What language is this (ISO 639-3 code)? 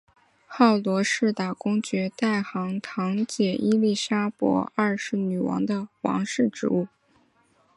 zho